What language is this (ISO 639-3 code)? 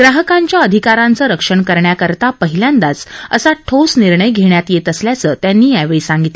mar